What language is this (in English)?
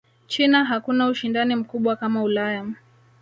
Swahili